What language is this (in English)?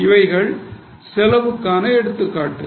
Tamil